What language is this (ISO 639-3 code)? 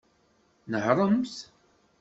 kab